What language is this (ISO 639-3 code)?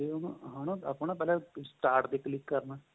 pan